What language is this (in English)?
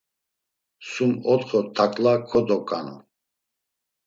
Laz